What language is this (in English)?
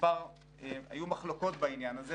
Hebrew